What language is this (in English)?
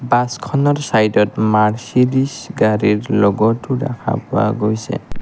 Assamese